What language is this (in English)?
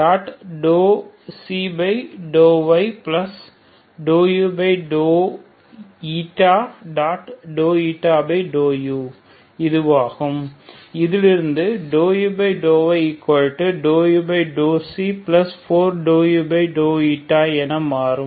Tamil